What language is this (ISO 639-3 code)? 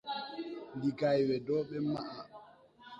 tui